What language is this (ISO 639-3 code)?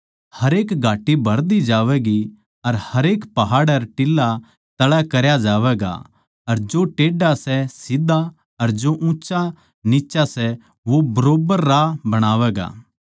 bgc